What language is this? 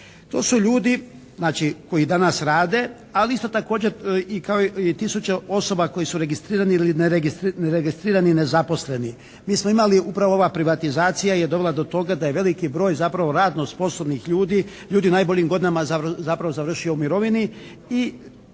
Croatian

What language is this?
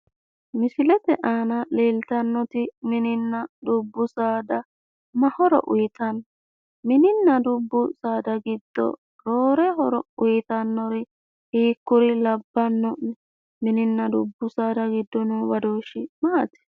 Sidamo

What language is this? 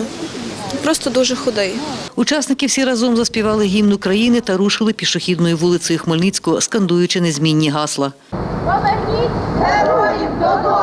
Ukrainian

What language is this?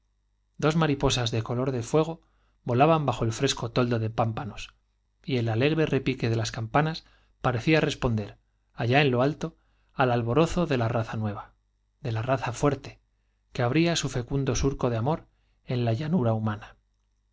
Spanish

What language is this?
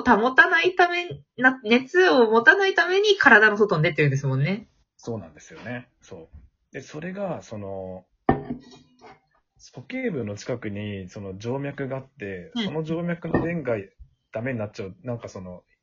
Japanese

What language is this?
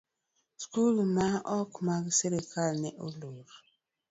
Luo (Kenya and Tanzania)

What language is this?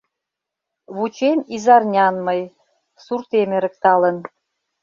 Mari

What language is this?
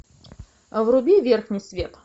Russian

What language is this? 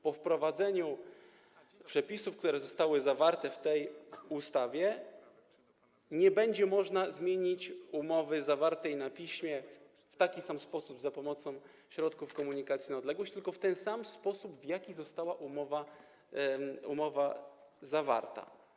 Polish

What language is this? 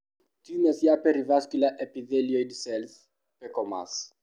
Kikuyu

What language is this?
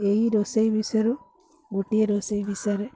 Odia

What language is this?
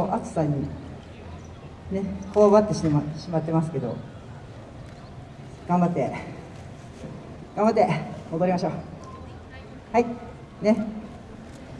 Japanese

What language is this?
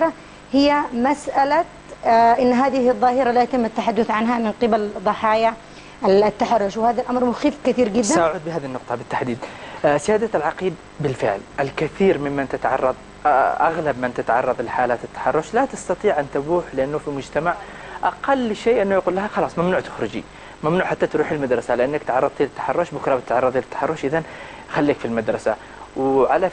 Arabic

